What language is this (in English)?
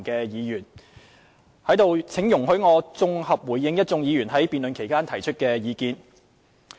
Cantonese